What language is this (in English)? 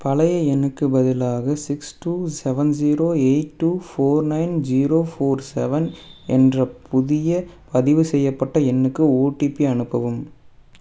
Tamil